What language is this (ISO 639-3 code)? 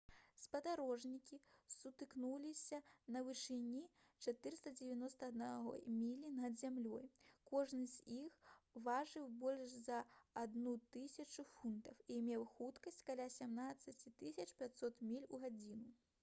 bel